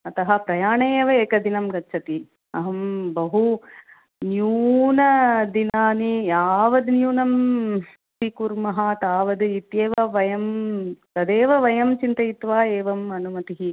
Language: Sanskrit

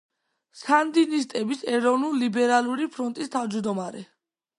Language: Georgian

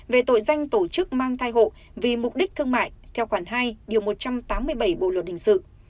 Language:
Vietnamese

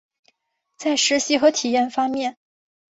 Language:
Chinese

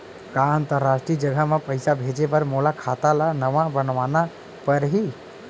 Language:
Chhattisgarhi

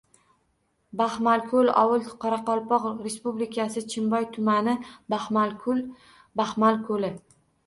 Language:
Uzbek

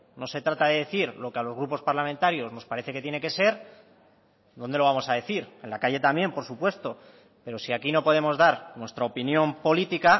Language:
Spanish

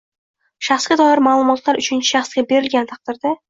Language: Uzbek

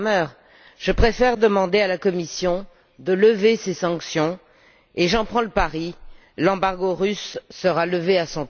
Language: French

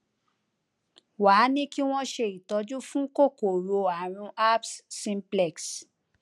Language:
Yoruba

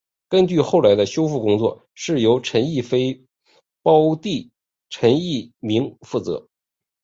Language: Chinese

